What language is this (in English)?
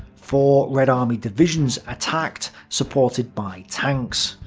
English